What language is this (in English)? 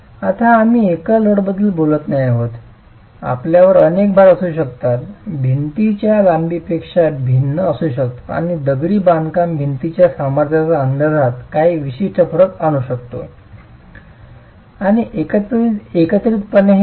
Marathi